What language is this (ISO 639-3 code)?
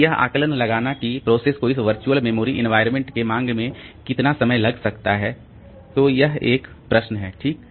hin